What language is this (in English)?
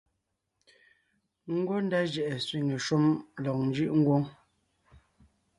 Ngiemboon